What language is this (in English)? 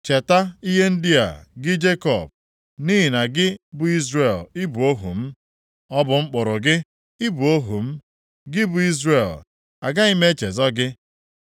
Igbo